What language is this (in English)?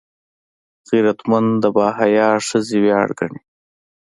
Pashto